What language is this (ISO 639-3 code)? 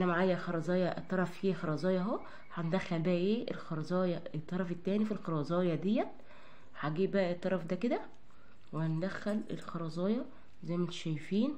ara